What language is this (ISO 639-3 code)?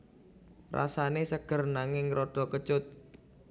jav